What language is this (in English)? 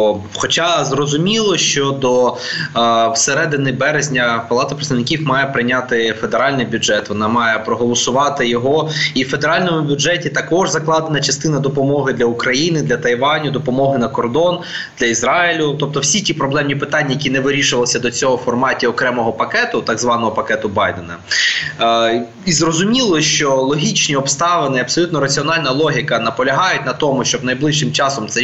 Ukrainian